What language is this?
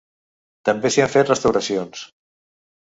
Catalan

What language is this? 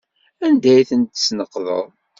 Kabyle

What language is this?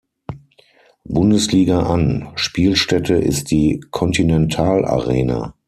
German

